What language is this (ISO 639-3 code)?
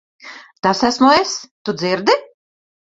lav